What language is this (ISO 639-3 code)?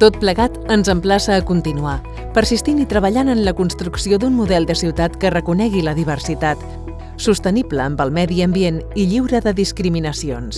cat